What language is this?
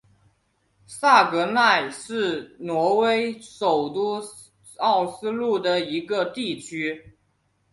Chinese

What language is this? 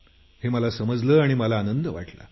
Marathi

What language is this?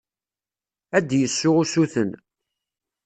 Kabyle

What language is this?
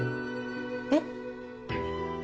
Japanese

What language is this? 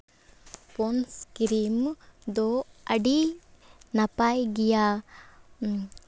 Santali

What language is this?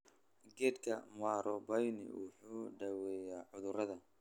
Somali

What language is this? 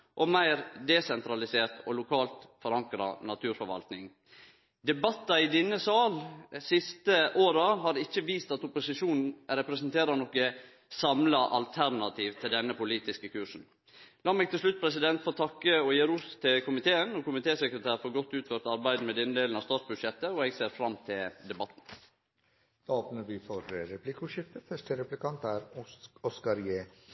Norwegian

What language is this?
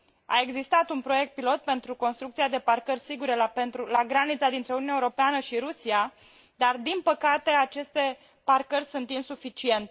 Romanian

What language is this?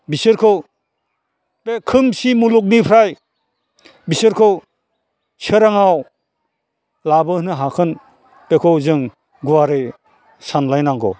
Bodo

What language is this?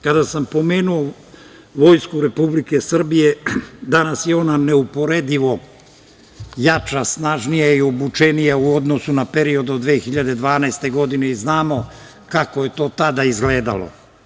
Serbian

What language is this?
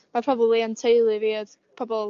Welsh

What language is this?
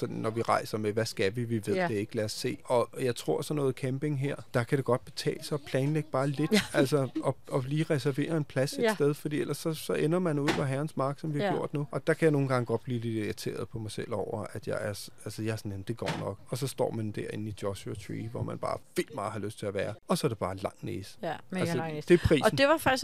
Danish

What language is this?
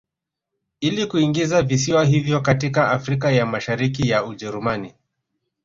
Swahili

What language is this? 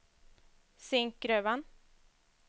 Swedish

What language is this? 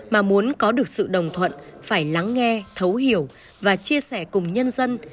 Vietnamese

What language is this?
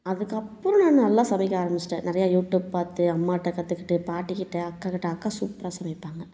Tamil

